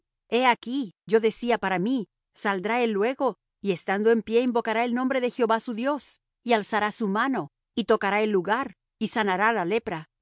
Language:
Spanish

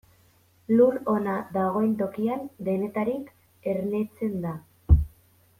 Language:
Basque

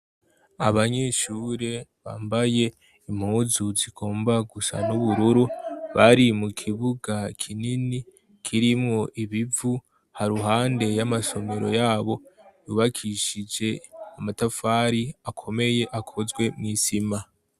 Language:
Rundi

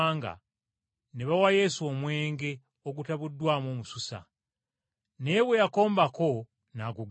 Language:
Ganda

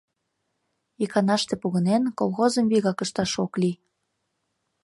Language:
Mari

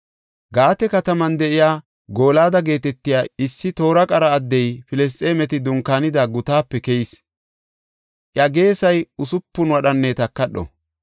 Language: Gofa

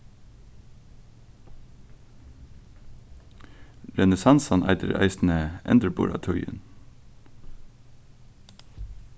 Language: Faroese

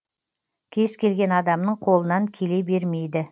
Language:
Kazakh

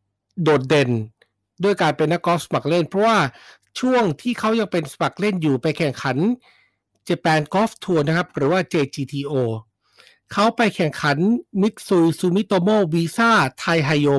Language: Thai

